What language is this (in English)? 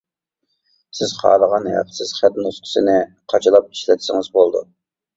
Uyghur